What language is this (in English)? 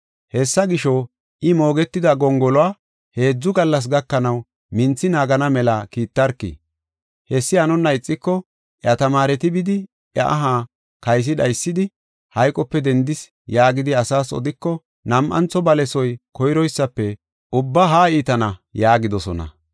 Gofa